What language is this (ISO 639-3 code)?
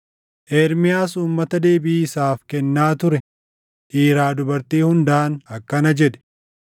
orm